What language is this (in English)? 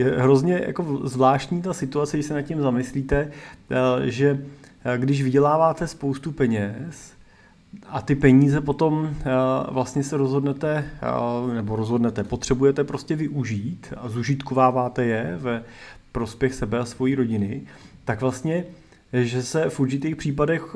Czech